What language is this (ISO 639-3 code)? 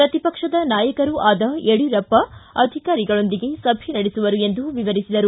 kan